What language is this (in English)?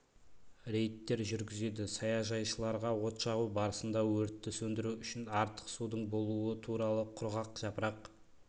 Kazakh